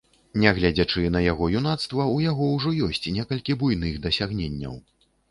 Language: Belarusian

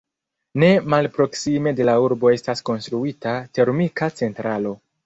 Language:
Esperanto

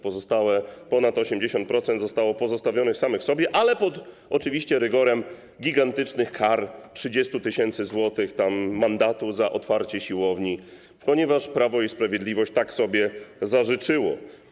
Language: Polish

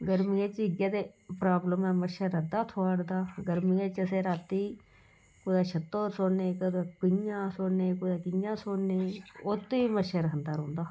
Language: Dogri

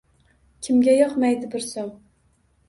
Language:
Uzbek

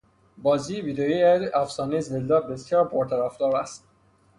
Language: Persian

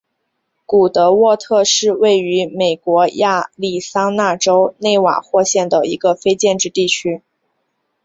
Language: Chinese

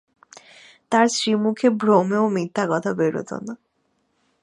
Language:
Bangla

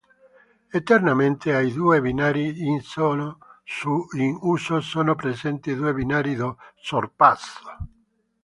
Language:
Italian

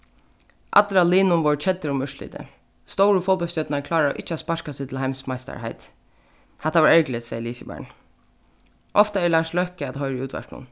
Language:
Faroese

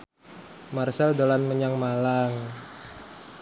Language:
Javanese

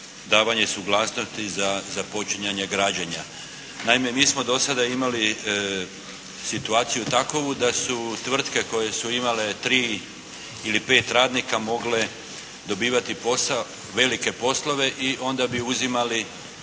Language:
Croatian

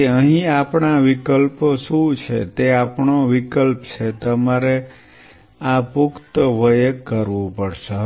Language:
Gujarati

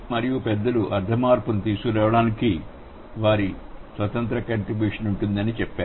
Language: Telugu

